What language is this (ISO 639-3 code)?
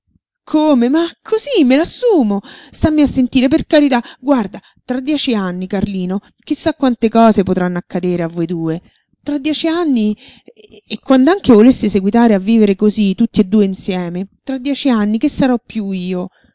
ita